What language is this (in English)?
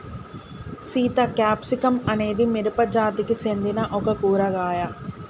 Telugu